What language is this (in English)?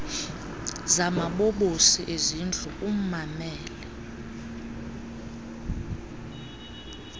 Xhosa